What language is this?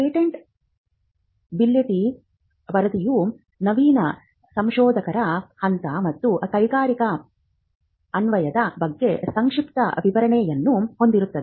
Kannada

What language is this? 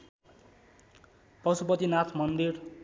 Nepali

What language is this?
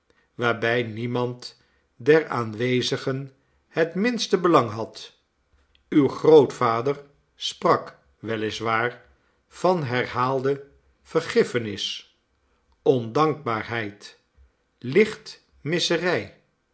Dutch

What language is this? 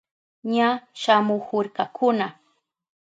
Southern Pastaza Quechua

